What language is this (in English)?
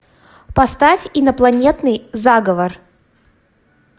Russian